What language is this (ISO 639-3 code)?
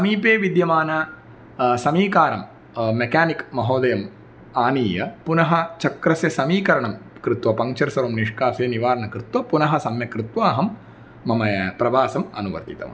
san